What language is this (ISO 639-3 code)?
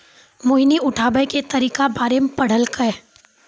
mai